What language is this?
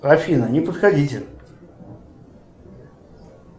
Russian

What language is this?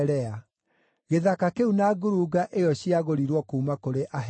Kikuyu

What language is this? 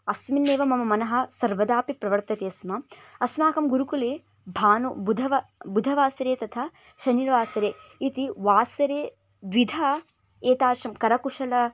Sanskrit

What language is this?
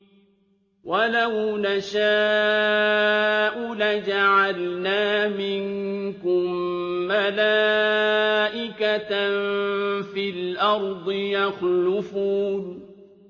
Arabic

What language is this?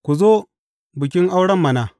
Hausa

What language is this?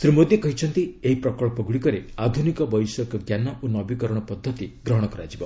Odia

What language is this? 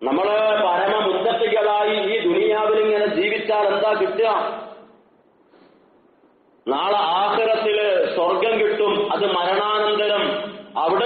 Arabic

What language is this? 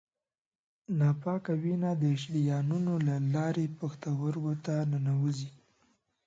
Pashto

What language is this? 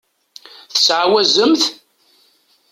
Kabyle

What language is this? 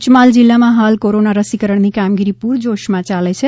Gujarati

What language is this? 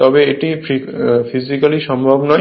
Bangla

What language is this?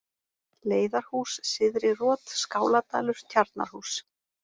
Icelandic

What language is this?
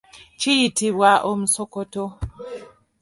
Ganda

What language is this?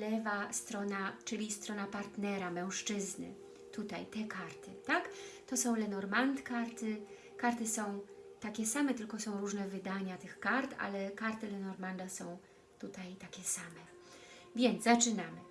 Polish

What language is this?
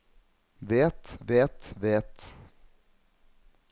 Norwegian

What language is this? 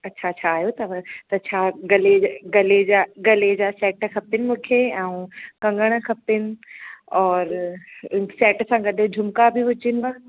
Sindhi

